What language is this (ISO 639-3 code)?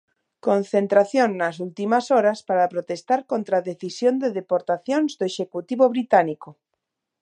glg